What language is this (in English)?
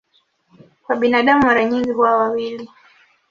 Swahili